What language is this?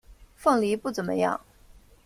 Chinese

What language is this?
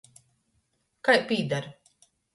Latgalian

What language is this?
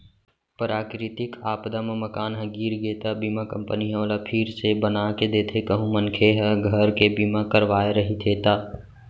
Chhattisgarhi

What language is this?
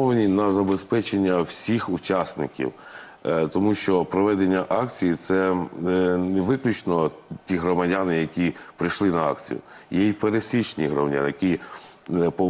Ukrainian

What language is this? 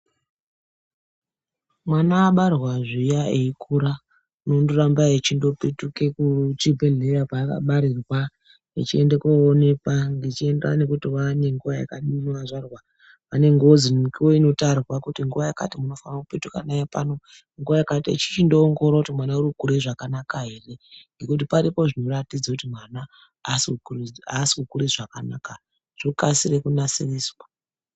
Ndau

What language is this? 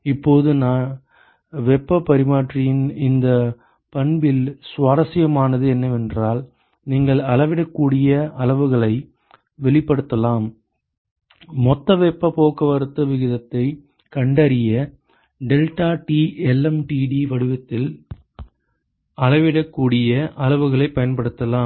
Tamil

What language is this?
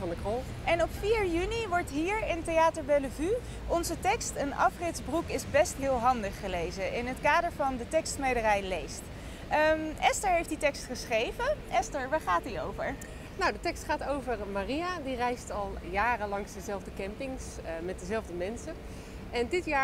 Dutch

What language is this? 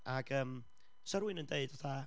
Welsh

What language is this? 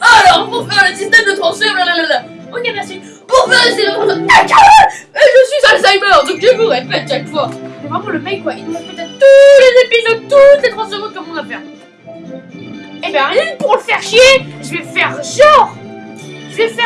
French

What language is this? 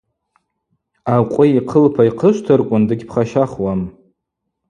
Abaza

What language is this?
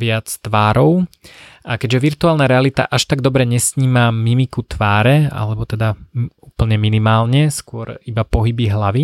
Slovak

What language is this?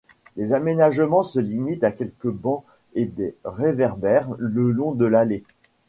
French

